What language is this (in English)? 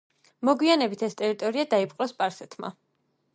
Georgian